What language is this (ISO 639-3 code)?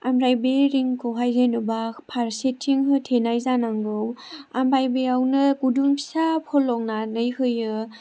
brx